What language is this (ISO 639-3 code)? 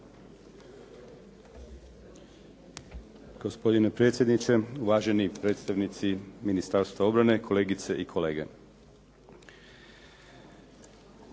hrv